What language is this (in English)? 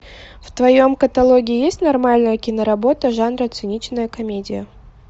Russian